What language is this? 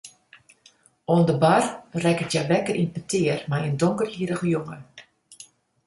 Western Frisian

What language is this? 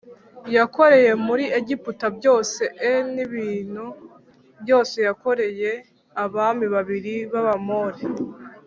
Kinyarwanda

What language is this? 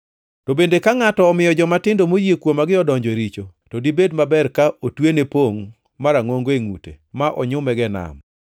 Luo (Kenya and Tanzania)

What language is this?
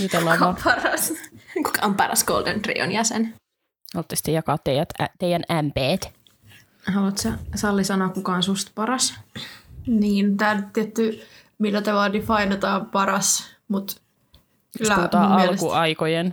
Finnish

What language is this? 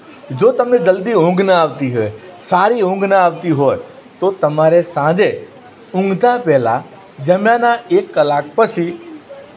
Gujarati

